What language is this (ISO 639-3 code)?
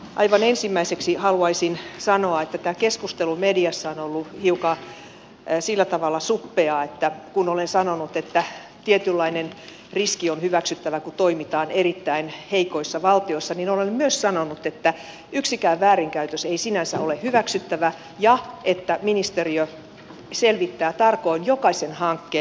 fin